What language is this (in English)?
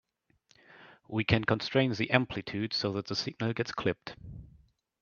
English